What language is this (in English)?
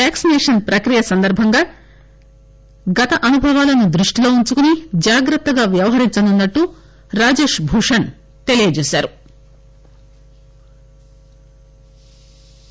Telugu